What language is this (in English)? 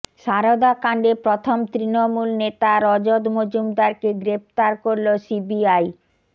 Bangla